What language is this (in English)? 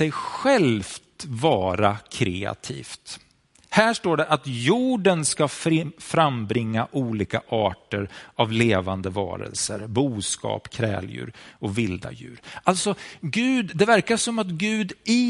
Swedish